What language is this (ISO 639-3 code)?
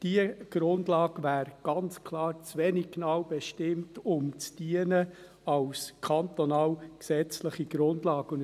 gsw